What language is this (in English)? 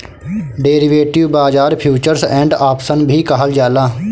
Bhojpuri